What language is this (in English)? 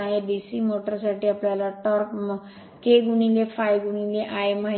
Marathi